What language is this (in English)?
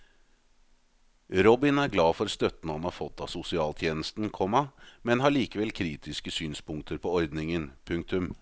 Norwegian